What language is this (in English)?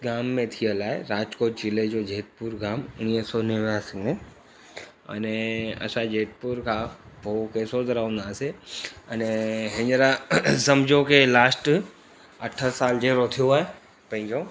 Sindhi